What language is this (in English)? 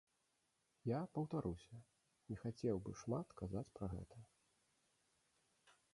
Belarusian